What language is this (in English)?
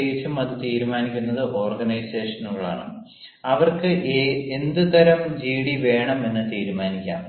Malayalam